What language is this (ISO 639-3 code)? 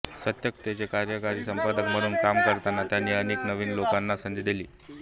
mar